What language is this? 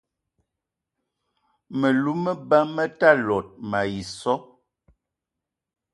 Eton (Cameroon)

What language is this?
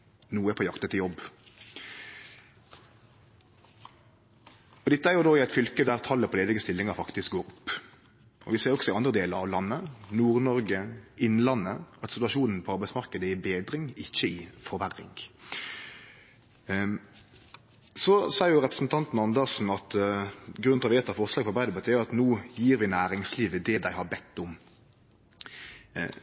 Norwegian Nynorsk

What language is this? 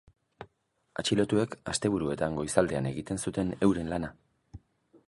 Basque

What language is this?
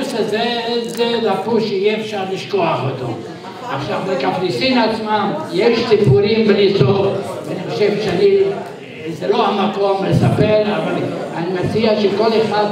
Hebrew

